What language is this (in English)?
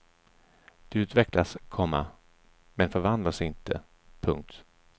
Swedish